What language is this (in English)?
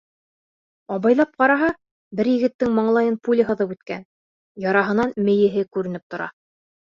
Bashkir